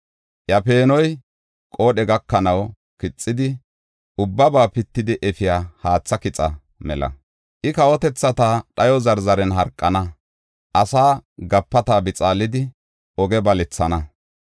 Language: Gofa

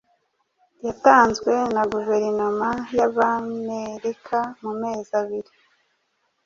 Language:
Kinyarwanda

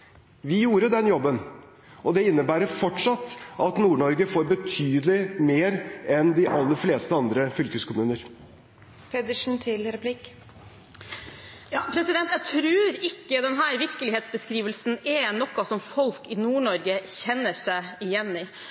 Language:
Norwegian Bokmål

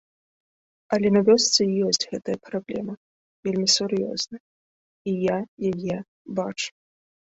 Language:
Belarusian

